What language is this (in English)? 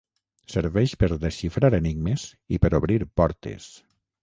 Catalan